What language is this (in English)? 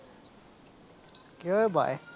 Gujarati